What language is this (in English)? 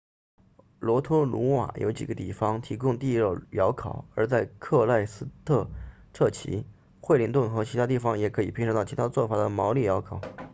Chinese